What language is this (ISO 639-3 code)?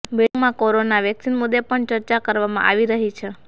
guj